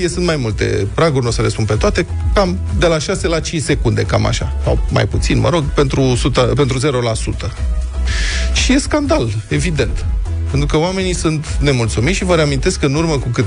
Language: Romanian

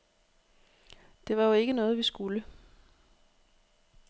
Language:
Danish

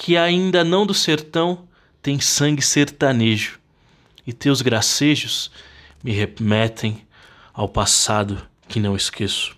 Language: Portuguese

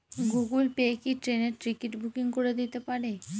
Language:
Bangla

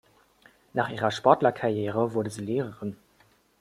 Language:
German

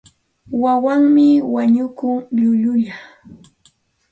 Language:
Santa Ana de Tusi Pasco Quechua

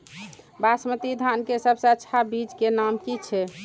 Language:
Maithili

